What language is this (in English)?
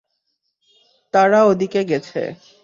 Bangla